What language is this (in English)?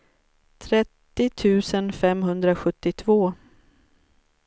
Swedish